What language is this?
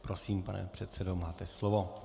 Czech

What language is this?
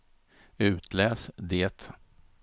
Swedish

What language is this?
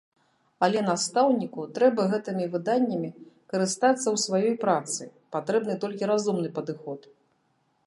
Belarusian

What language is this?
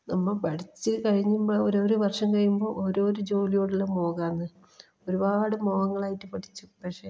Malayalam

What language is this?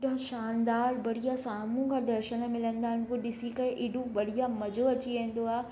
Sindhi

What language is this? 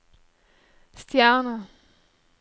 Norwegian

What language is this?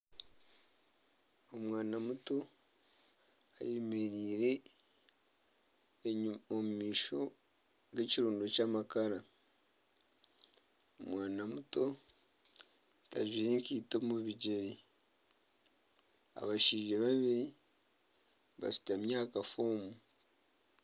Nyankole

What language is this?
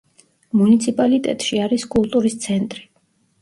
Georgian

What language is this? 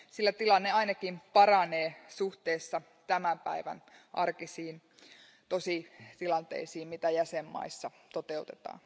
Finnish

